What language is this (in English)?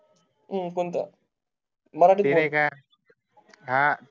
Marathi